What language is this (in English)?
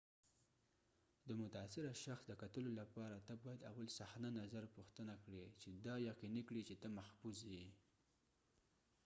Pashto